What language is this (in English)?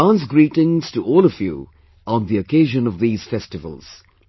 English